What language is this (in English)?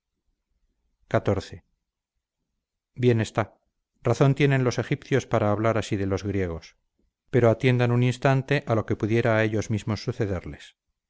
Spanish